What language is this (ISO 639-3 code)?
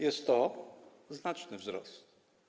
pol